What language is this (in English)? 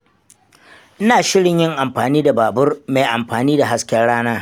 Hausa